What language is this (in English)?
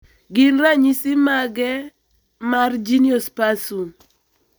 Luo (Kenya and Tanzania)